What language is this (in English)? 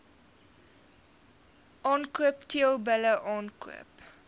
Afrikaans